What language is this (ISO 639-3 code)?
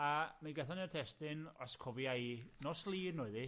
cym